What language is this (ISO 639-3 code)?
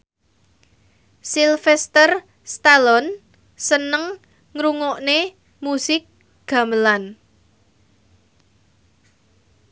jav